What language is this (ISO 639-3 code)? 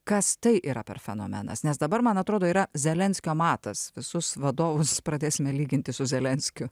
lit